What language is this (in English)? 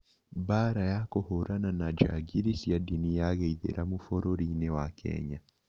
Kikuyu